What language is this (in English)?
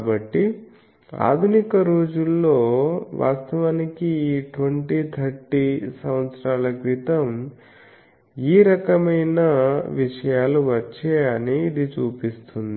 Telugu